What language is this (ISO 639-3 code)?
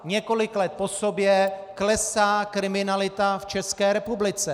ces